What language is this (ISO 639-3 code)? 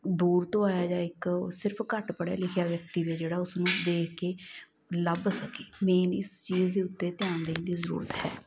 pan